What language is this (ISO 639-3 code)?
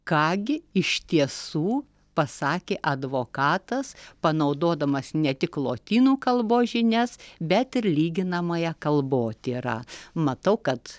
lit